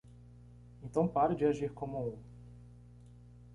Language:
Portuguese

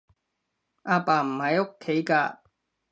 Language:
Cantonese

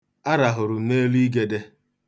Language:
Igbo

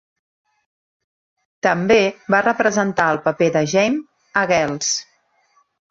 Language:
Catalan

